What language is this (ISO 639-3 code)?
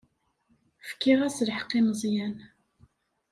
kab